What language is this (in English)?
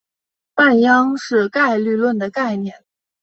Chinese